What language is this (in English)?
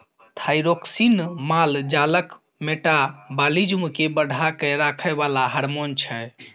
Maithili